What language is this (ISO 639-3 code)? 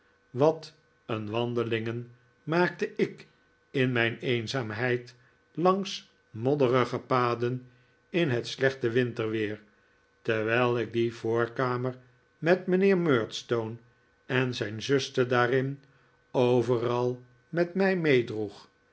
nld